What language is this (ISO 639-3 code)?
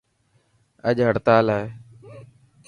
mki